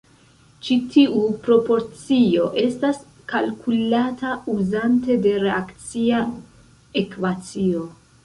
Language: Esperanto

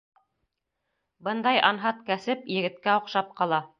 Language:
Bashkir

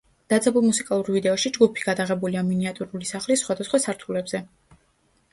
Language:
Georgian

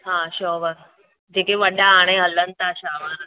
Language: Sindhi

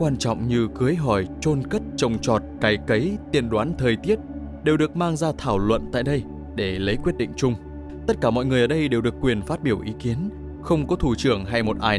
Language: Vietnamese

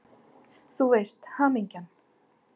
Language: Icelandic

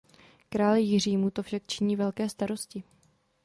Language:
Czech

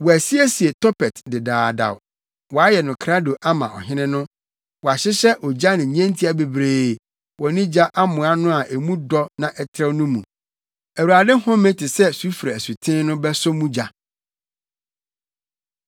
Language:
Akan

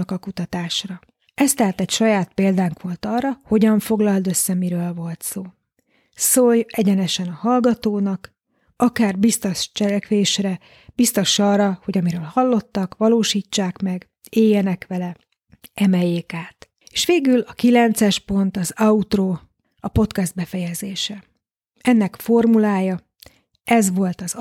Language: Hungarian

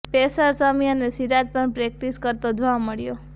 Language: Gujarati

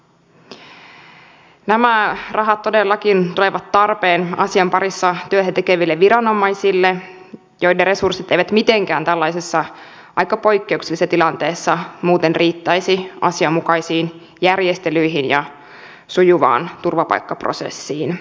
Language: Finnish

